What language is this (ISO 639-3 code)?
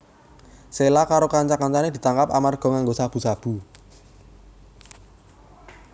jav